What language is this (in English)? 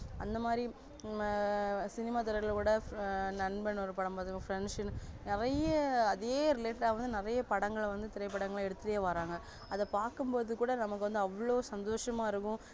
Tamil